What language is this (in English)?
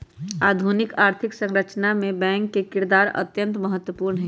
Magahi